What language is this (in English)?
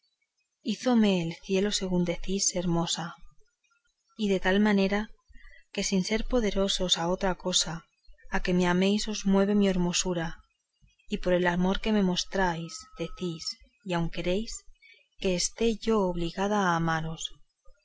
Spanish